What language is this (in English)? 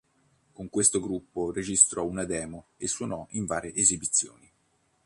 Italian